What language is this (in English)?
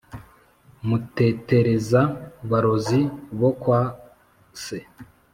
Kinyarwanda